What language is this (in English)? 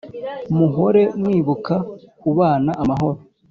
Kinyarwanda